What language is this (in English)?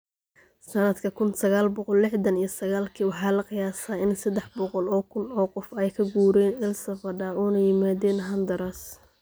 Somali